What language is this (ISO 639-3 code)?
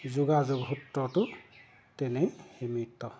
asm